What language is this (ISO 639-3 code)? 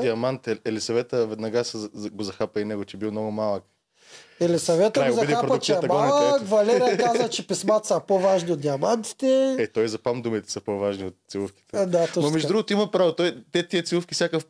bul